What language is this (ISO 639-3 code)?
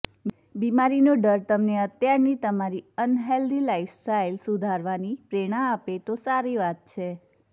guj